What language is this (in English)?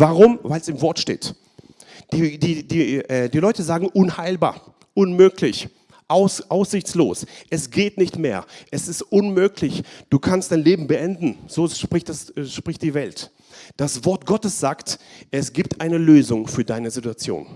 German